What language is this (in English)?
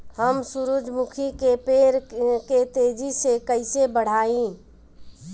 Bhojpuri